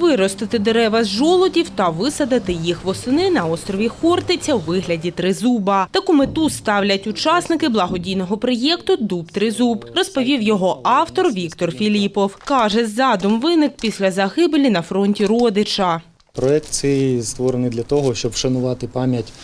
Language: Ukrainian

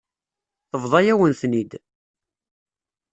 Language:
Kabyle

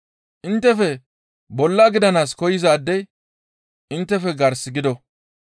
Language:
Gamo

